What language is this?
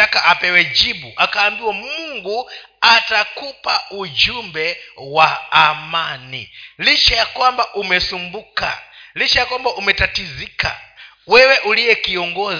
Swahili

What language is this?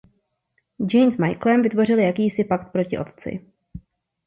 Czech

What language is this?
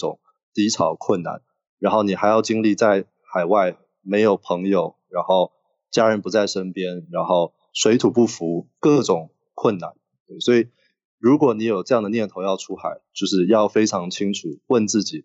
Chinese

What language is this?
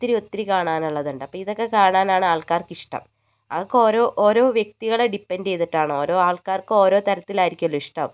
Malayalam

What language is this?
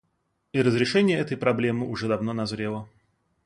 Russian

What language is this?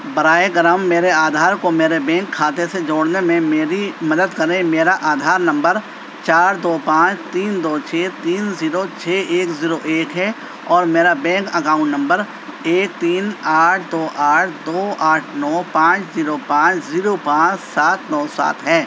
Urdu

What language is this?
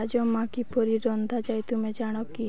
Odia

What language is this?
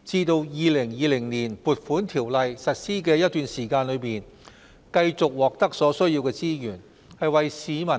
Cantonese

